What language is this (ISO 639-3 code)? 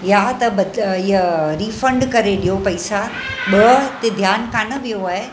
snd